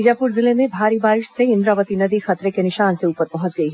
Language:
Hindi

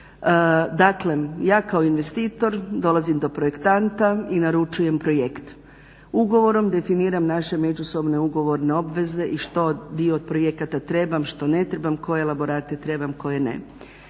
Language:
Croatian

